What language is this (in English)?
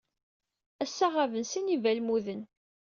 Kabyle